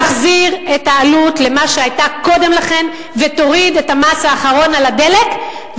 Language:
Hebrew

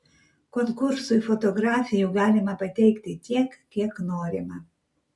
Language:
Lithuanian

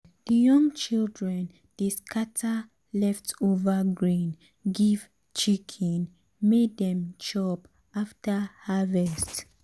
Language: Nigerian Pidgin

